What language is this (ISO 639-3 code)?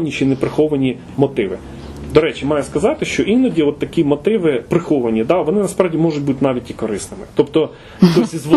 ukr